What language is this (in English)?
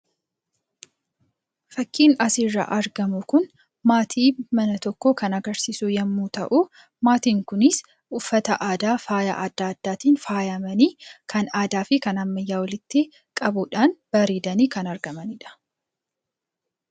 Oromo